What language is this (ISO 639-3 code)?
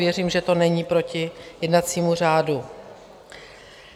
ces